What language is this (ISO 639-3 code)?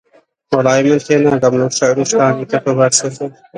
ckb